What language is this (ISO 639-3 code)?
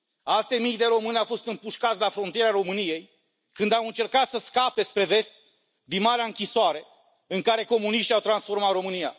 ron